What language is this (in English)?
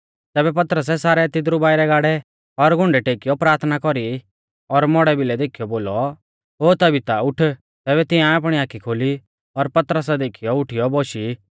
Mahasu Pahari